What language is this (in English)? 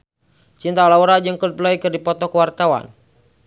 Sundanese